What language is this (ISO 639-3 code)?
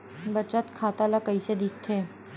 hne